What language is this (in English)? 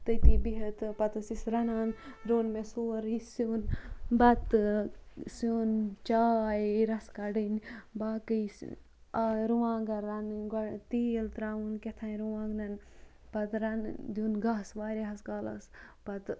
Kashmiri